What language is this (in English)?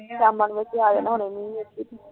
Punjabi